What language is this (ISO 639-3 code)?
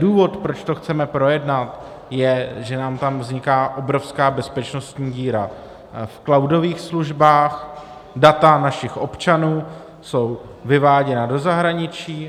ces